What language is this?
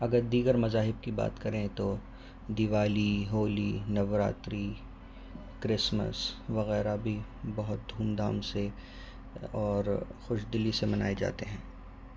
Urdu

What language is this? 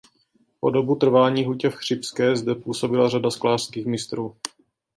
Czech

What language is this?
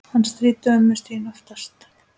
Icelandic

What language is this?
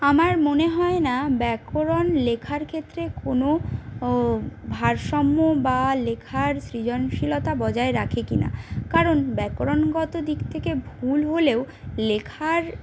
Bangla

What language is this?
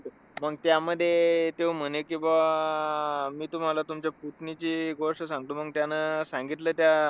Marathi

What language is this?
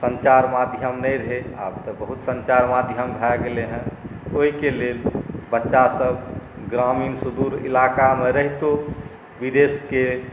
Maithili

